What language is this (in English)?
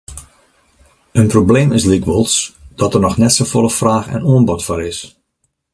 Western Frisian